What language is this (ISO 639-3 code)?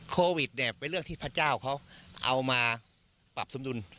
tha